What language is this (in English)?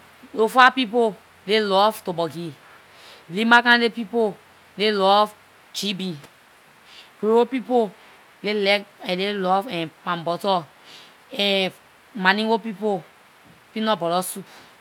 Liberian English